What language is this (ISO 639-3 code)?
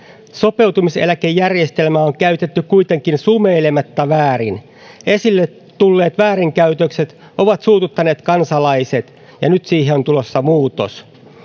fin